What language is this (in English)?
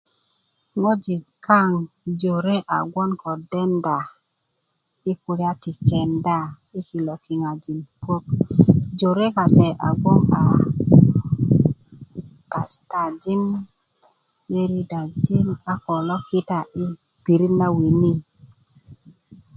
Kuku